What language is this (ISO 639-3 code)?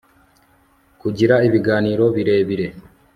kin